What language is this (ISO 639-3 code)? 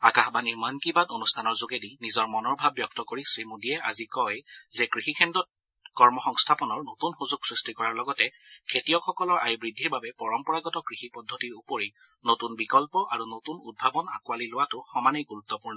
asm